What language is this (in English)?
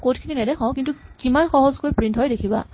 Assamese